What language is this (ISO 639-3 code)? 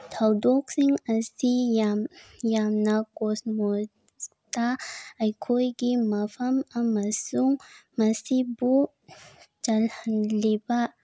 mni